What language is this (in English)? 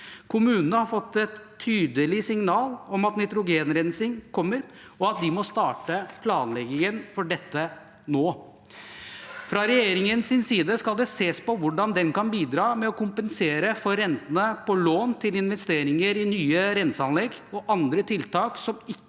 Norwegian